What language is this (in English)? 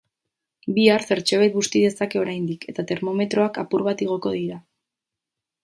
Basque